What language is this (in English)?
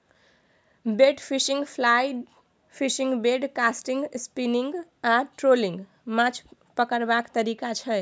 Maithili